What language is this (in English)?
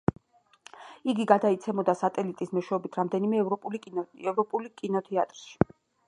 Georgian